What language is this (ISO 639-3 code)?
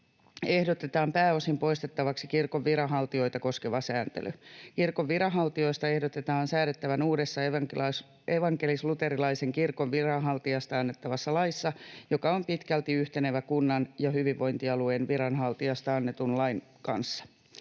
fin